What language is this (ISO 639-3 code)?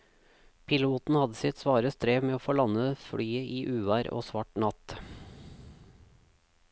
nor